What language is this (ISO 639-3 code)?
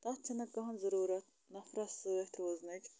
kas